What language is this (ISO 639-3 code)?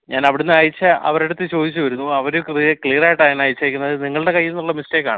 mal